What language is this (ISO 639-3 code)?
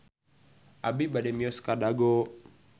sun